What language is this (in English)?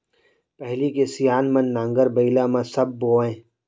Chhattisgarhi